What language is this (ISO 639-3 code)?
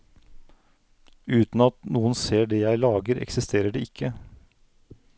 nor